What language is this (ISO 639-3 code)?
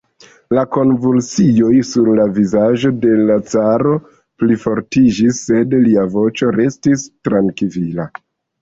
epo